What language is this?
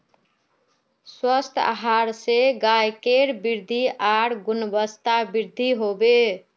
Magahi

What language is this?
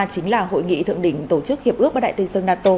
Vietnamese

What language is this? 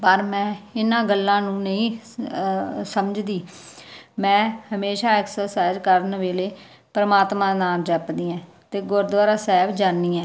Punjabi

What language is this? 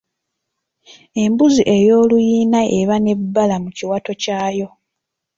Ganda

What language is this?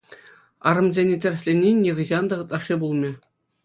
Chuvash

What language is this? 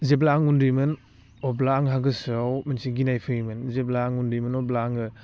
Bodo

